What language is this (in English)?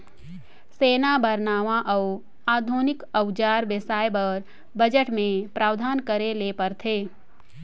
Chhattisgarhi